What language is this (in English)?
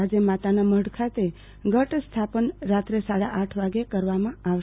Gujarati